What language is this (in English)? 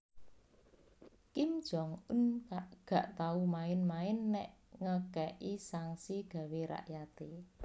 Javanese